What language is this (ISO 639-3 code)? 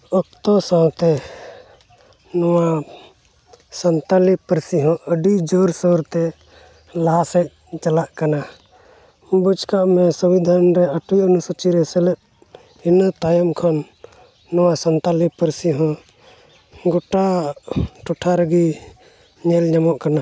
sat